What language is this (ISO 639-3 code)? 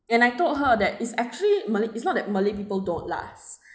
eng